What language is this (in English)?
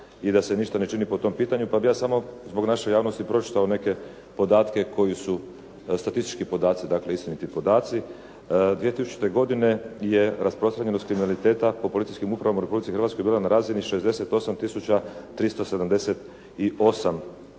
Croatian